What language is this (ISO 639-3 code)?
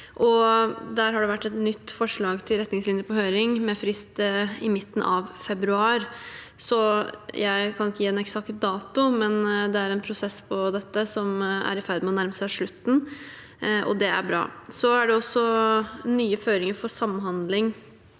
nor